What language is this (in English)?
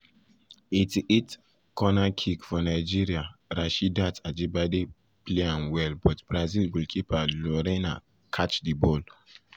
Nigerian Pidgin